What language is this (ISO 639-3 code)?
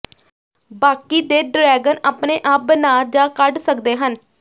pan